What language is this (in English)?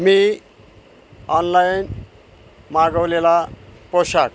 Marathi